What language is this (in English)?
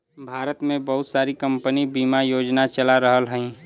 Bhojpuri